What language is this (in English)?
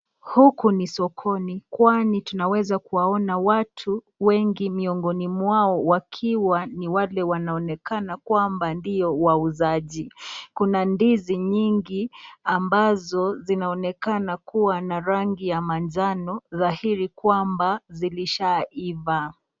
Swahili